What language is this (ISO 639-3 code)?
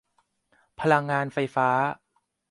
tha